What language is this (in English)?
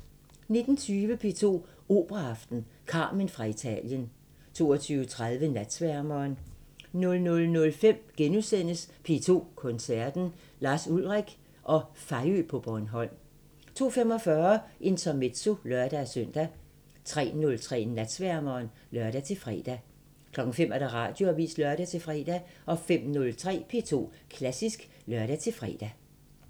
Danish